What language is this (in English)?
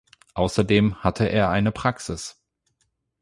German